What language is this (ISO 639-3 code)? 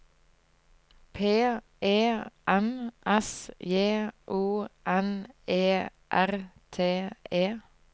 nor